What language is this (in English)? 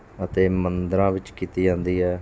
Punjabi